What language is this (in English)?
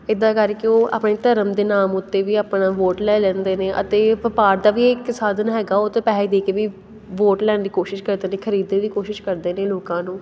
Punjabi